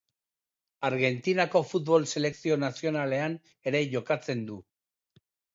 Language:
Basque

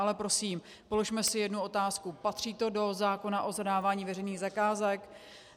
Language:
Czech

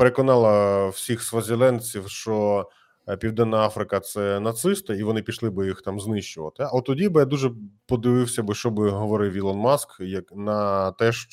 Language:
Ukrainian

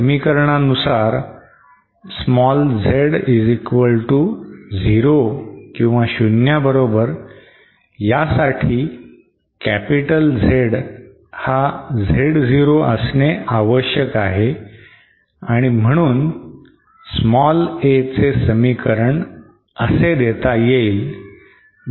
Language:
Marathi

